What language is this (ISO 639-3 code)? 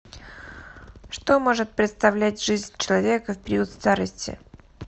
rus